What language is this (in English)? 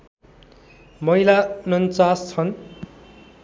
Nepali